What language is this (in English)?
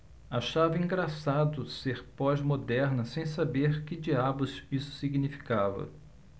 Portuguese